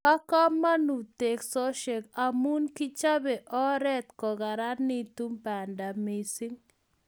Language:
Kalenjin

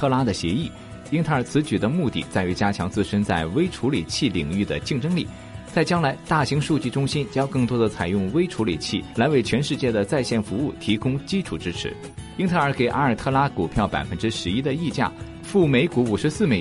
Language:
Chinese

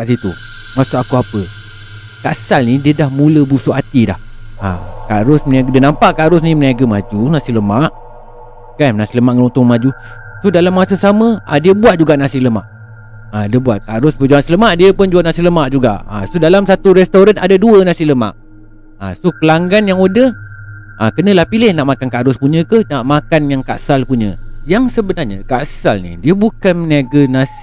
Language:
Malay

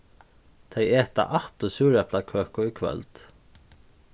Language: Faroese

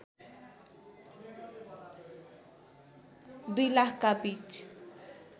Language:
Nepali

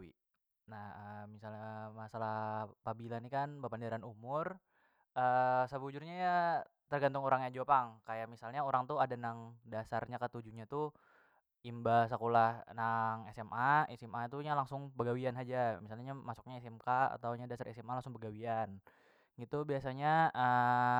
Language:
Banjar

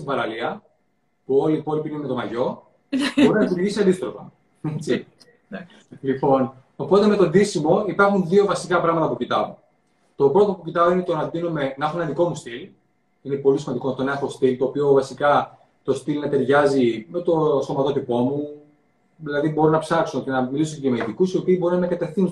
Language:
Greek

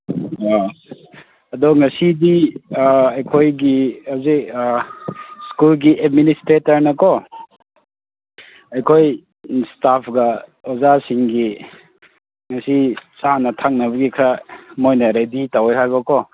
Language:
Manipuri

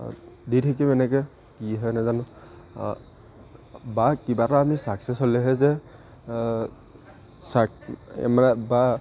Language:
Assamese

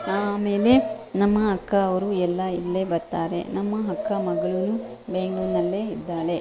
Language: Kannada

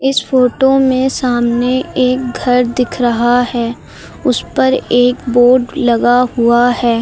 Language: Hindi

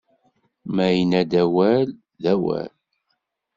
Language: Kabyle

